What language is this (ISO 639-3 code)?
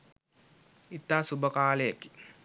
sin